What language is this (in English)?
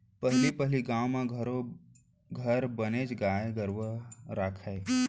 Chhattisgarhi